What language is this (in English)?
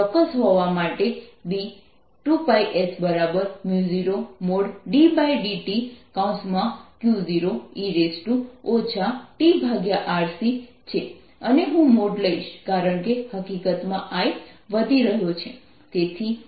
Gujarati